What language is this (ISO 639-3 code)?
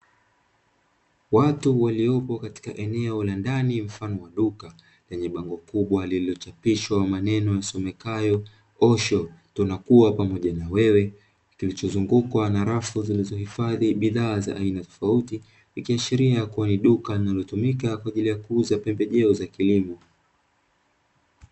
swa